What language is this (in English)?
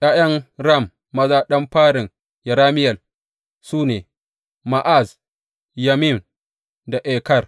Hausa